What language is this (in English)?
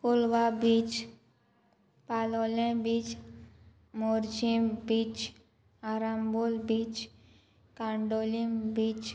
Konkani